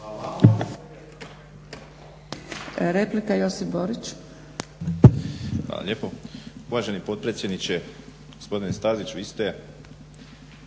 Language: Croatian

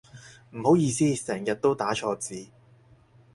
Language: Cantonese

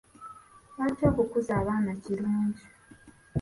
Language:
Ganda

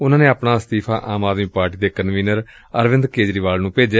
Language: Punjabi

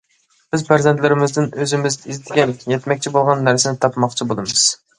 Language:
Uyghur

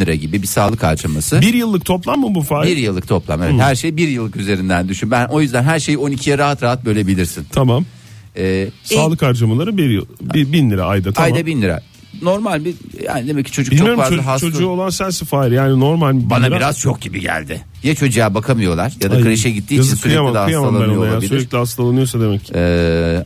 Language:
Turkish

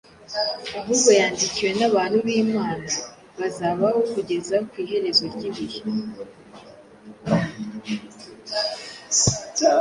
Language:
Kinyarwanda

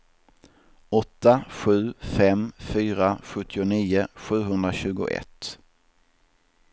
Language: Swedish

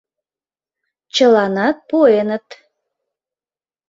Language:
Mari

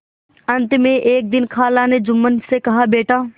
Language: Hindi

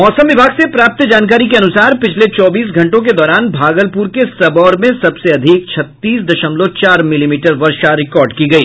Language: Hindi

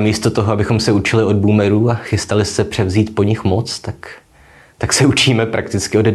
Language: Czech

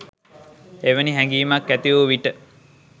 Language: Sinhala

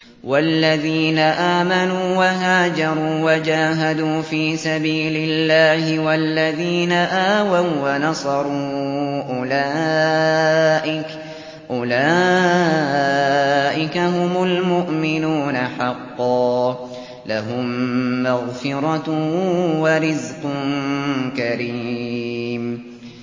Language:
Arabic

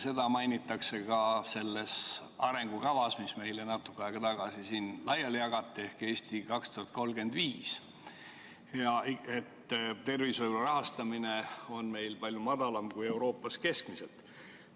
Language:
Estonian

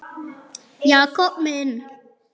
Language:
Icelandic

